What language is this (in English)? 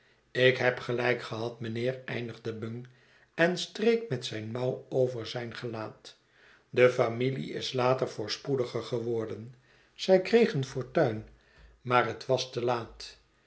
Dutch